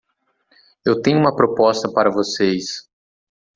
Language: Portuguese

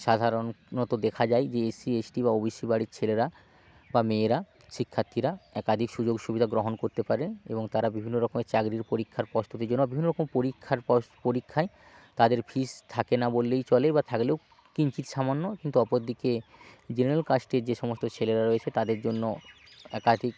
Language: Bangla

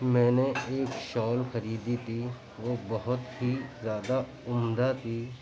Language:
Urdu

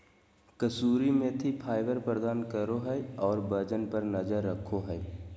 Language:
Magahi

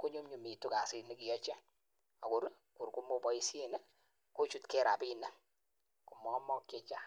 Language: Kalenjin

